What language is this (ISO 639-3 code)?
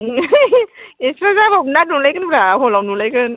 brx